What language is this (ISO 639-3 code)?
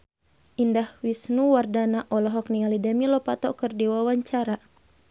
sun